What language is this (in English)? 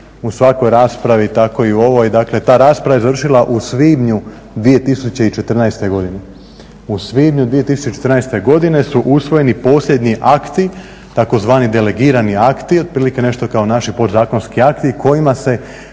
Croatian